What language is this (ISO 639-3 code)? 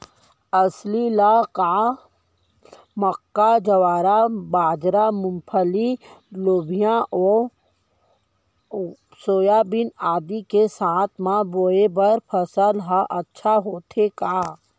hne